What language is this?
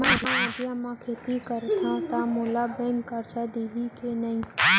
Chhattisgarhi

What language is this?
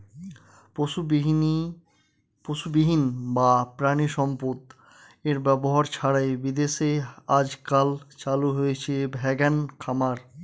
Bangla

